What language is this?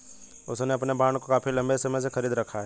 Hindi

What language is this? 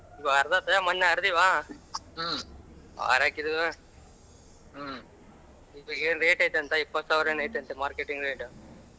Kannada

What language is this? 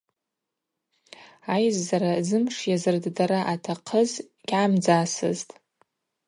Abaza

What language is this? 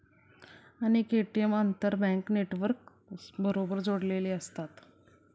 Marathi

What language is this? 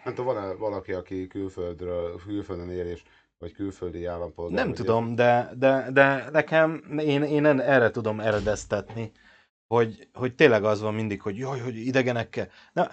Hungarian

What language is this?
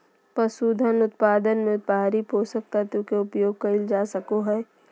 Magahi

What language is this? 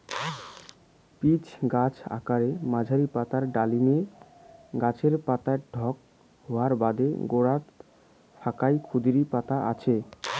Bangla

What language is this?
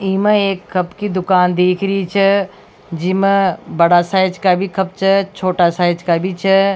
Rajasthani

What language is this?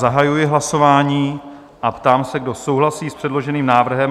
Czech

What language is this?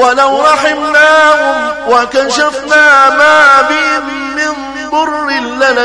Arabic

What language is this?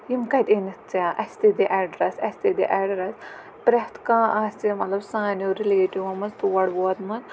Kashmiri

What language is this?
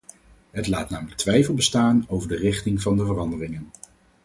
Dutch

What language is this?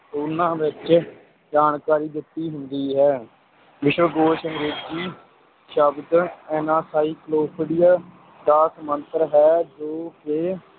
Punjabi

